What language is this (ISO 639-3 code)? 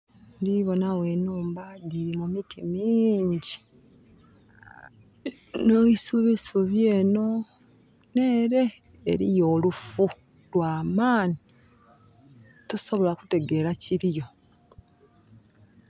xog